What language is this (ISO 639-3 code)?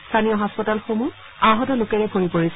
asm